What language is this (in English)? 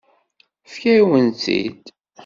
Kabyle